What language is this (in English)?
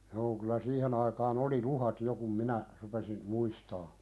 Finnish